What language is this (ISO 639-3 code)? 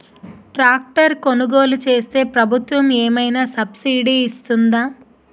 tel